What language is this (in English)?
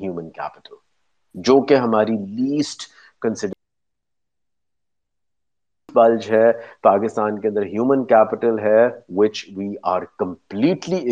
Urdu